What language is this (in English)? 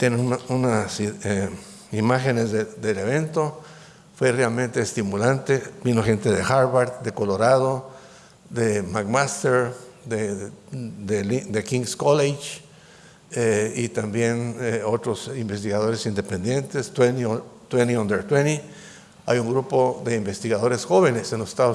Spanish